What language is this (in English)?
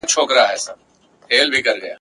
Pashto